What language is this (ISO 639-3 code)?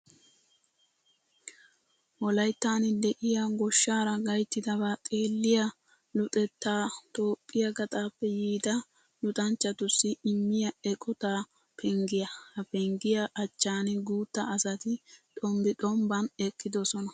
wal